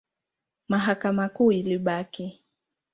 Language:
Swahili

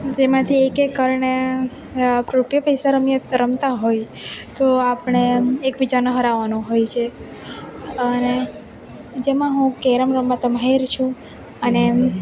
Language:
Gujarati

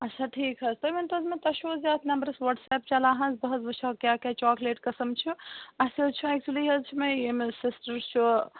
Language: Kashmiri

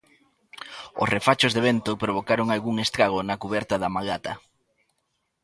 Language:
Galician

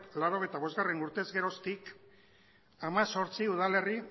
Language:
Basque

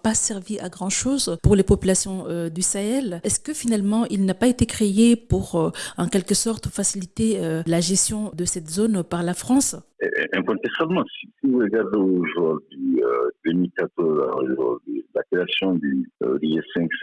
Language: French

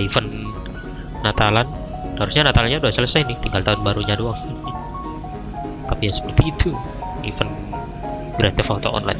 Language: Indonesian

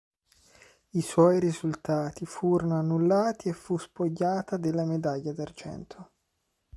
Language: Italian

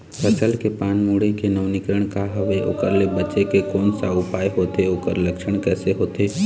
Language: Chhattisgarhi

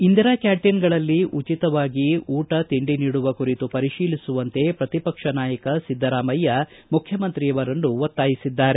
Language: Kannada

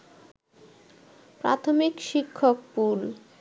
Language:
Bangla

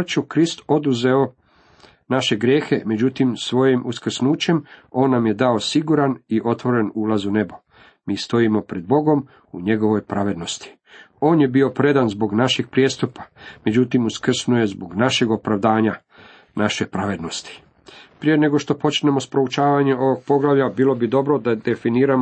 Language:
Croatian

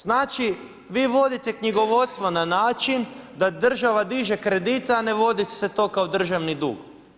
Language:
Croatian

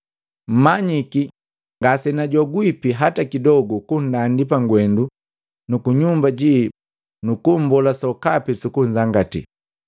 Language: Matengo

